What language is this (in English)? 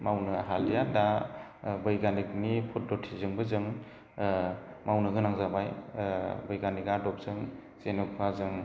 Bodo